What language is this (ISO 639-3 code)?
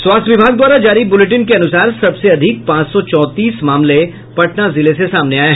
hin